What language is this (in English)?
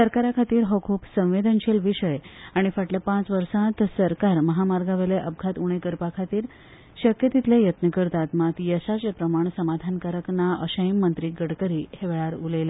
Konkani